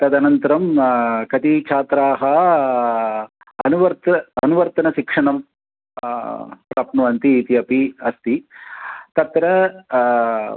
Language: Sanskrit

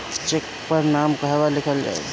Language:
Bhojpuri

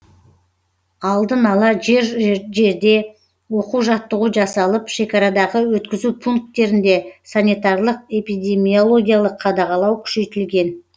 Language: Kazakh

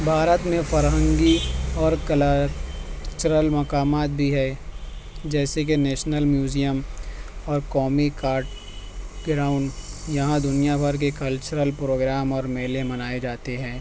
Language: Urdu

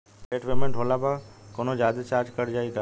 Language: Bhojpuri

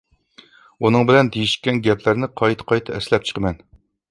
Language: Uyghur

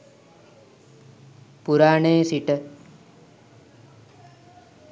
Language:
Sinhala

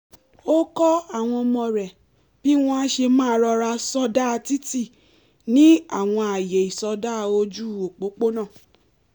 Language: Yoruba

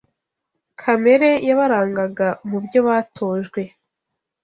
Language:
Kinyarwanda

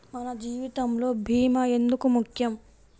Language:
Telugu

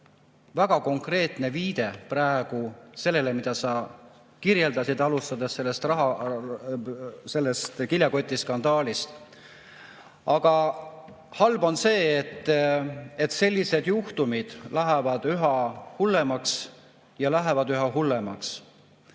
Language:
Estonian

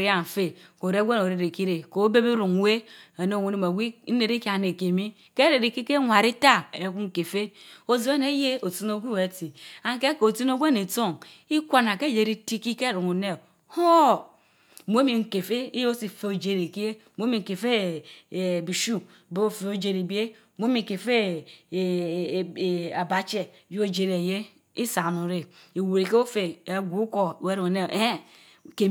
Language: Mbe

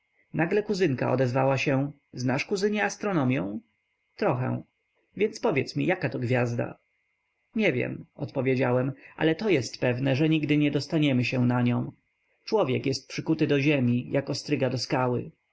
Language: Polish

